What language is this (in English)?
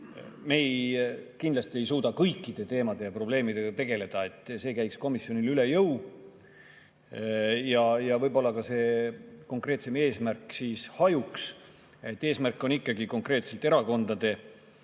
Estonian